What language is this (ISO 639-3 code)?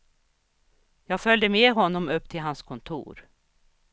swe